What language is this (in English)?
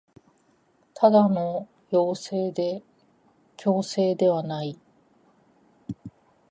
Japanese